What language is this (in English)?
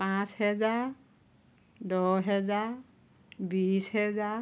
Assamese